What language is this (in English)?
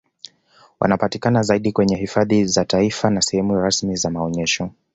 Swahili